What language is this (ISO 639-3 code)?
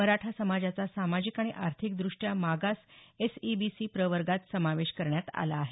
mar